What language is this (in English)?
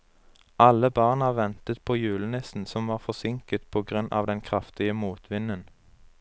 Norwegian